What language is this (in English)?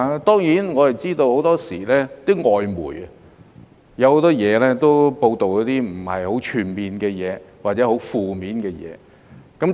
Cantonese